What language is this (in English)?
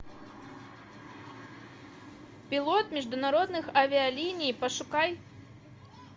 Russian